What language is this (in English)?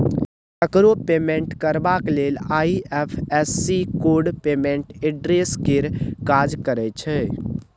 Maithili